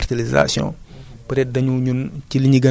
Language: Wolof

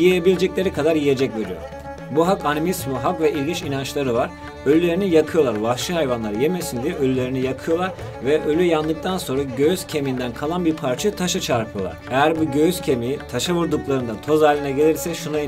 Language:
Turkish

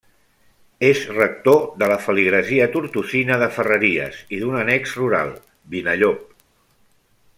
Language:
Catalan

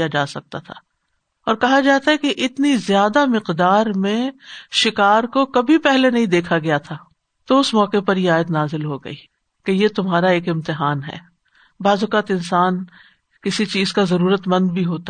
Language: Urdu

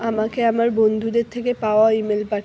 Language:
Bangla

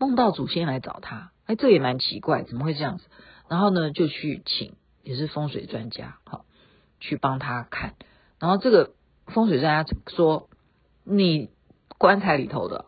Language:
Chinese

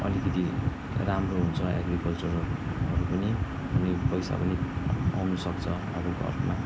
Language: Nepali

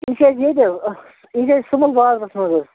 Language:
Kashmiri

